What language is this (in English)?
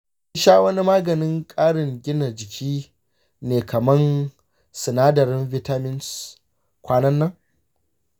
Hausa